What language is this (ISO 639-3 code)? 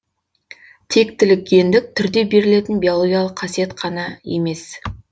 kaz